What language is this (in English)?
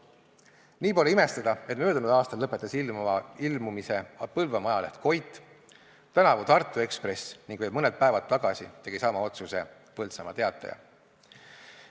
Estonian